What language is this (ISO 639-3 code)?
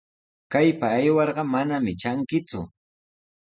qws